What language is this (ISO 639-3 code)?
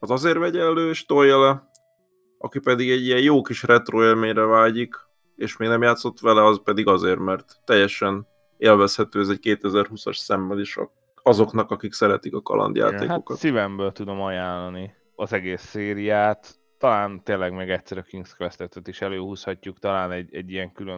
hun